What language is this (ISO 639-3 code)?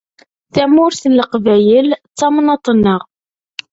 kab